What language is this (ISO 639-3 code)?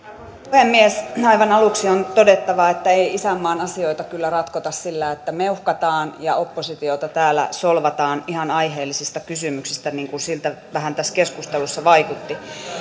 fin